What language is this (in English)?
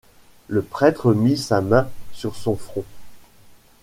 French